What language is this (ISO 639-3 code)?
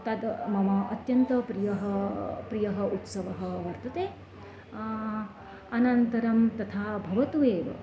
san